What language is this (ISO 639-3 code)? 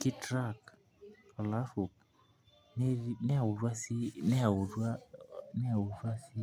mas